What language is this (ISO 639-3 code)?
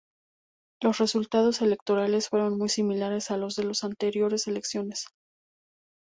spa